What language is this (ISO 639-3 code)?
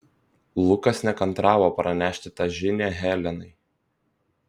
lit